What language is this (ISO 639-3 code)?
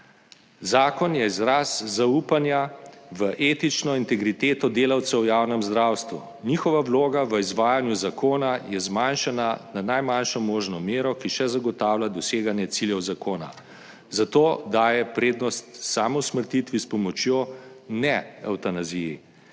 slv